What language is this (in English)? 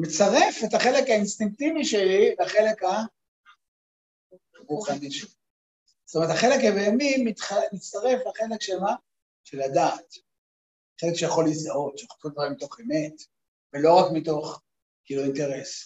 Hebrew